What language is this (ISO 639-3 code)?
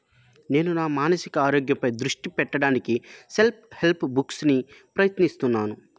tel